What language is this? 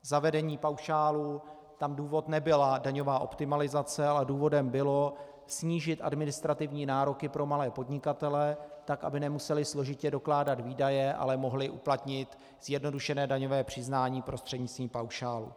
Czech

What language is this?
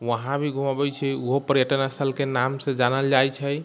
Maithili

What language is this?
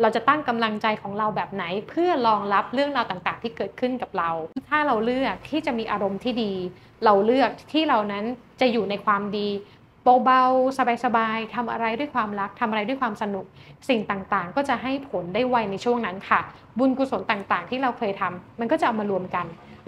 Thai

